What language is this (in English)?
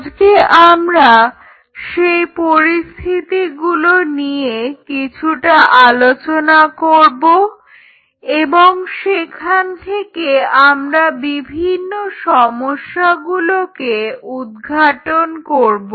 Bangla